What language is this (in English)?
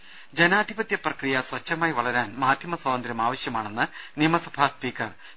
Malayalam